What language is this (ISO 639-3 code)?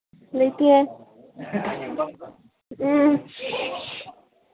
mni